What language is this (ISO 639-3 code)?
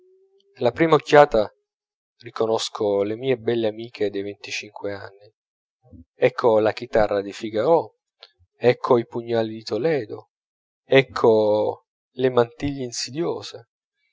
ita